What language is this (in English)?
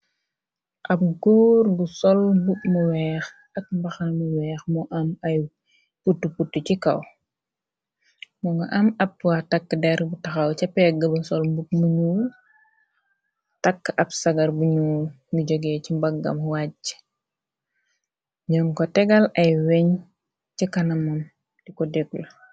Wolof